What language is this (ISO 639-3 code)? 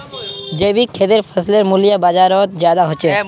mag